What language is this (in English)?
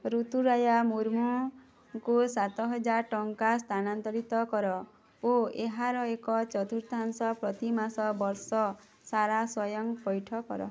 Odia